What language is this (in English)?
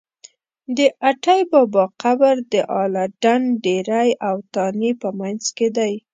Pashto